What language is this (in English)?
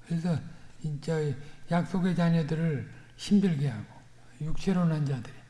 Korean